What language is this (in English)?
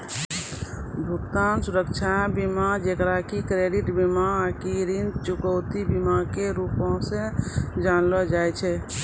Maithili